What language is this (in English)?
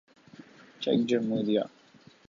Urdu